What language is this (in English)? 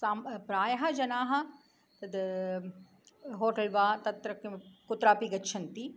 Sanskrit